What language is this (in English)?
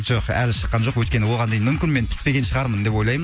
Kazakh